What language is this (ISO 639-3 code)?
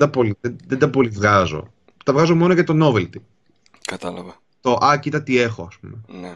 ell